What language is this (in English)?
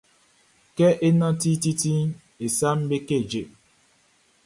Baoulé